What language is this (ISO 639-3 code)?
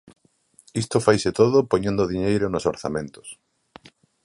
glg